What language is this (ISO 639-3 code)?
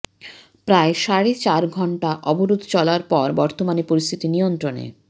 ben